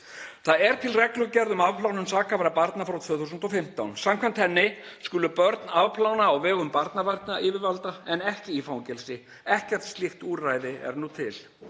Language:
Icelandic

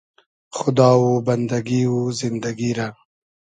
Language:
Hazaragi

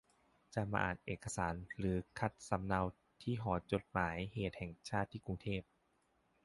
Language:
Thai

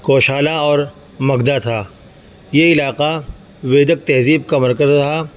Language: Urdu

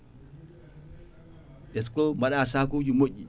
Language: Fula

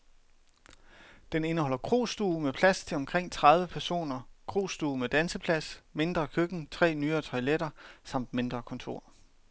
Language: Danish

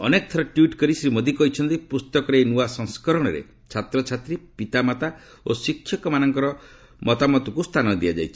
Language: Odia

